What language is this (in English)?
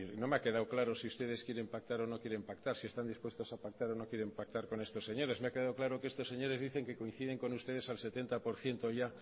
Spanish